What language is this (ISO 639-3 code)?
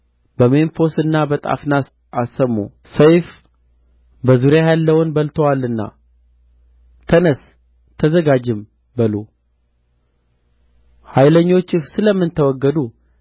amh